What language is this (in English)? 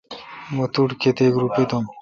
Kalkoti